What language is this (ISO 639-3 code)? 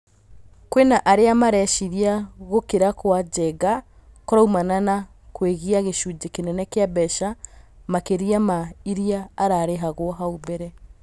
kik